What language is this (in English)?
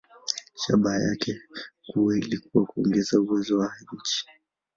Swahili